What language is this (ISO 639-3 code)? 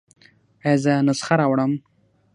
pus